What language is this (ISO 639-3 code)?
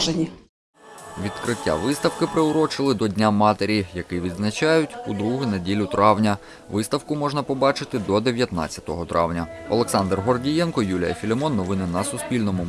ukr